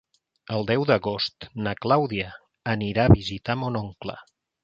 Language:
Catalan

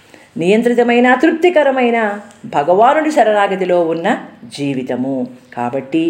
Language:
Telugu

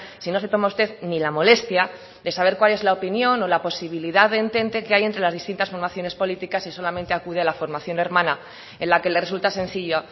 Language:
Spanish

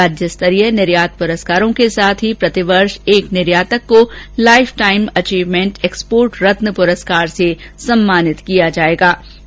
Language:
Hindi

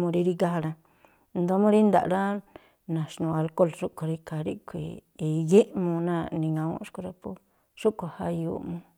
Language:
Tlacoapa Me'phaa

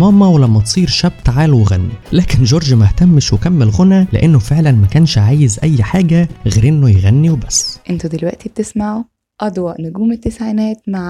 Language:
Arabic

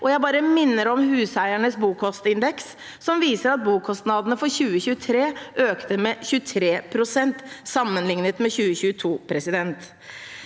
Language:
Norwegian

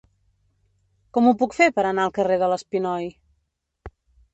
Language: Catalan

